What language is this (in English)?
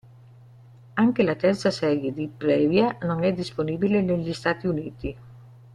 Italian